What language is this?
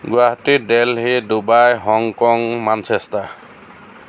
Assamese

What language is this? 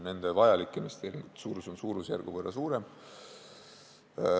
Estonian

